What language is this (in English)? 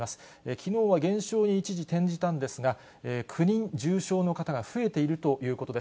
Japanese